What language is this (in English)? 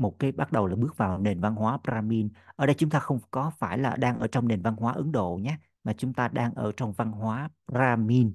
Vietnamese